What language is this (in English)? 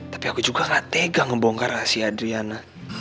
Indonesian